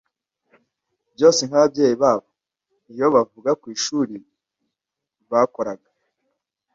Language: Kinyarwanda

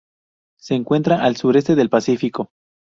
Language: Spanish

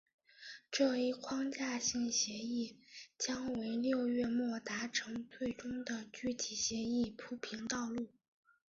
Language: Chinese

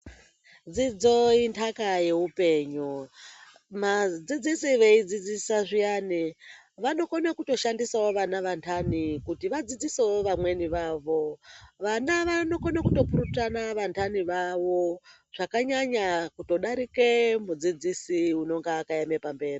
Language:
Ndau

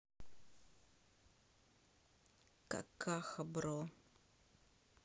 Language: Russian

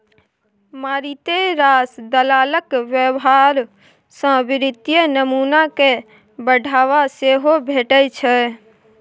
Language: Maithili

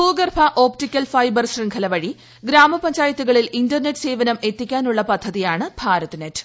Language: Malayalam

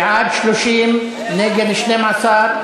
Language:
Hebrew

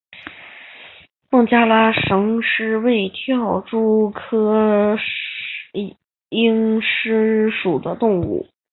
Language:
Chinese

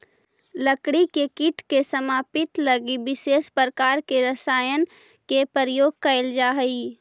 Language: Magahi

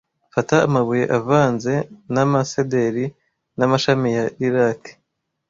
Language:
Kinyarwanda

